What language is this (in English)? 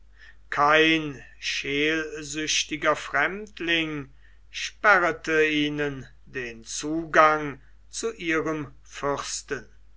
German